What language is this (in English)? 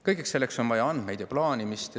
Estonian